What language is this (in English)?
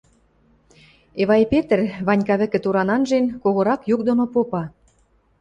Western Mari